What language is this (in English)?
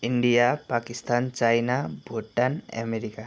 Nepali